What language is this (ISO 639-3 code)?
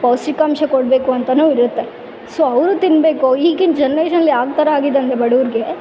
kan